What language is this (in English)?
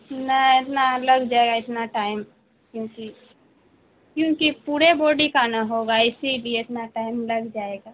Urdu